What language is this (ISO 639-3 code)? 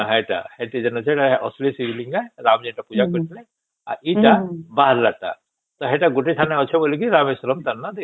ori